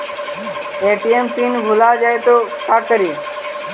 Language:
Magahi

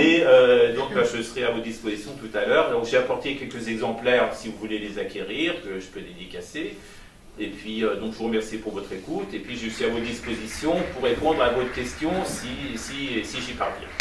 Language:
French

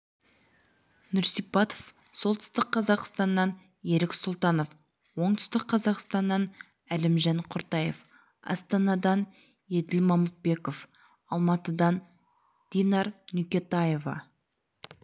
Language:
Kazakh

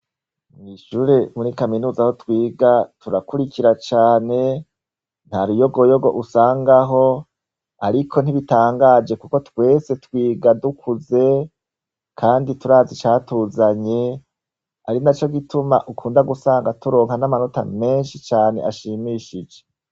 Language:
Rundi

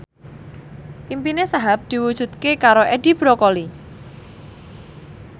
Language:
Javanese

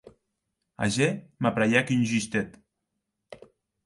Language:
Occitan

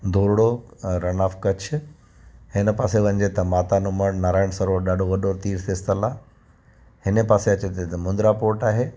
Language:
Sindhi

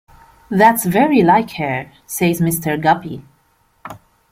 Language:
English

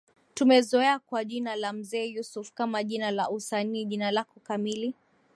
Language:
Swahili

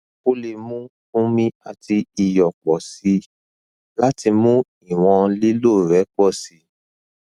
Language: Yoruba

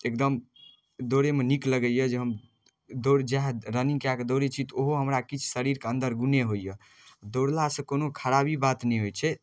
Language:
Maithili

